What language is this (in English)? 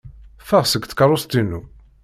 Kabyle